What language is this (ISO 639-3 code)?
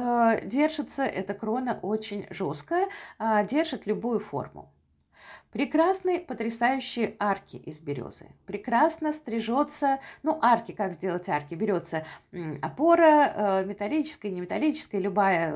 rus